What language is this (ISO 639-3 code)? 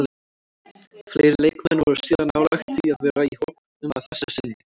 isl